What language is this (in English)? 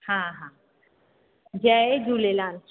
Sindhi